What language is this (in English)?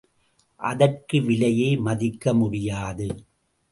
Tamil